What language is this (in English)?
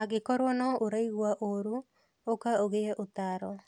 Kikuyu